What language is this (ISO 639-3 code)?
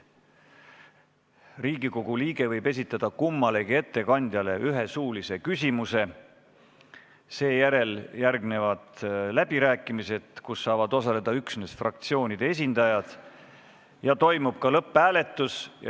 est